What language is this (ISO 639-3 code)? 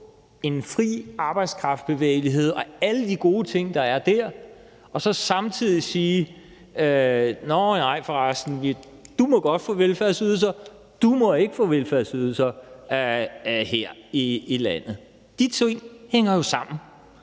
dan